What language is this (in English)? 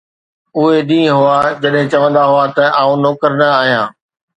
Sindhi